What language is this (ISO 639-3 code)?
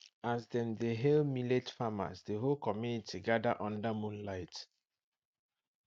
pcm